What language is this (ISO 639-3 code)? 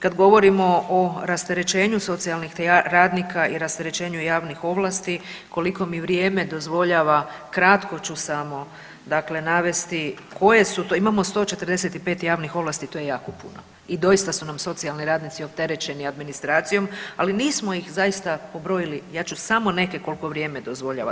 hrv